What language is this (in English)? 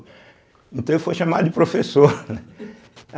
Portuguese